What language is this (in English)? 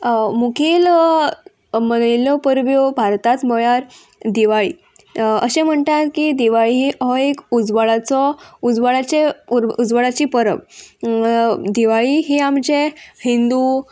Konkani